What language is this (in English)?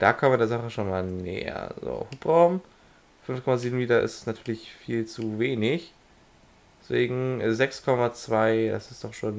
German